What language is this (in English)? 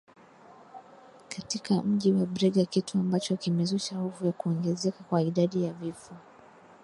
Swahili